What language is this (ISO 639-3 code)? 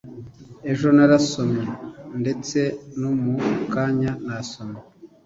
kin